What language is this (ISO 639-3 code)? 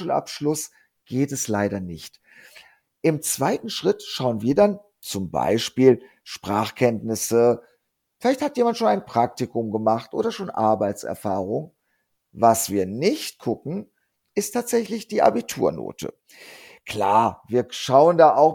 deu